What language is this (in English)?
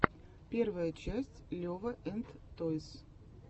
Russian